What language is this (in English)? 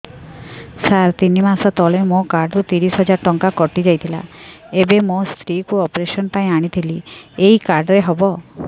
Odia